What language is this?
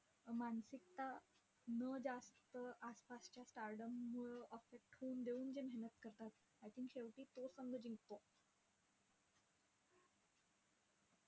Marathi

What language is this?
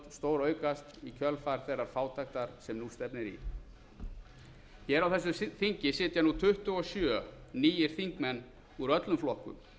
Icelandic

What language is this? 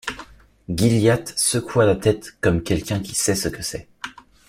French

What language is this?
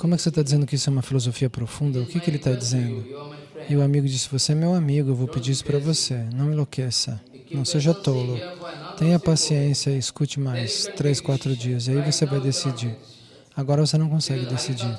Portuguese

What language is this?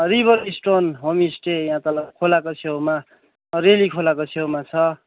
Nepali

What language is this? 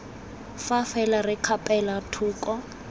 Tswana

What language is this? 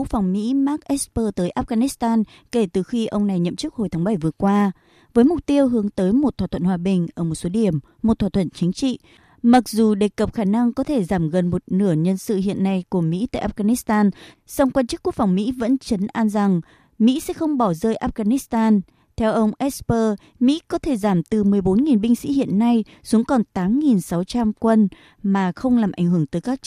Vietnamese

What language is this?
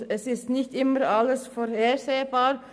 Swiss German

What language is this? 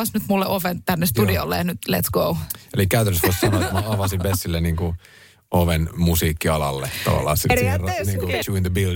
Finnish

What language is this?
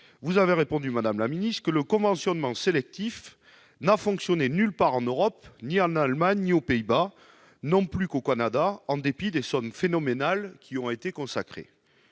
French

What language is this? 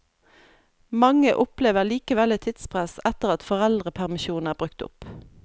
Norwegian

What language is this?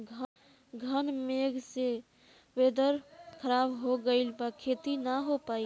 Bhojpuri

